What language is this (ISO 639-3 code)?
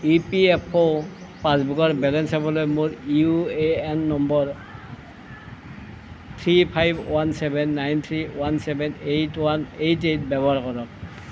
asm